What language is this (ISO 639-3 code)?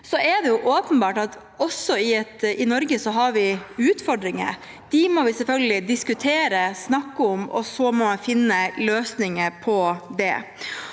nor